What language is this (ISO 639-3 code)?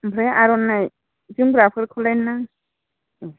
brx